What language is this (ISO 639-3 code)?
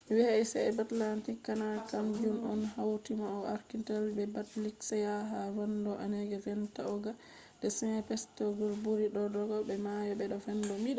ful